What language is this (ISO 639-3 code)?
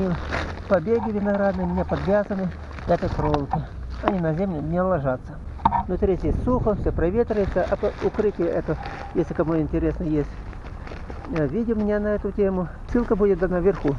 rus